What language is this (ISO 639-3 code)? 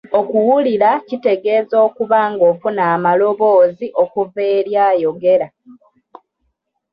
lug